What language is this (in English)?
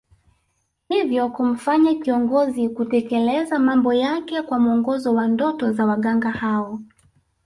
Swahili